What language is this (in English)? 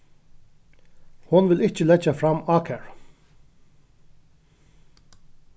Faroese